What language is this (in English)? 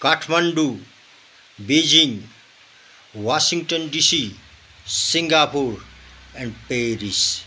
Nepali